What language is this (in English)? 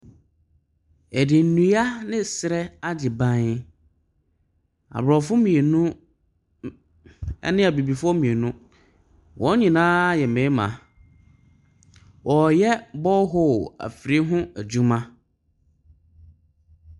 Akan